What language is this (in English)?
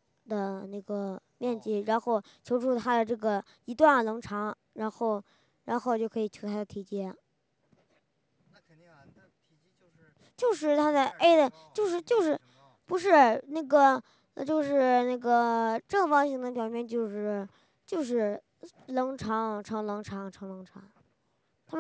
Chinese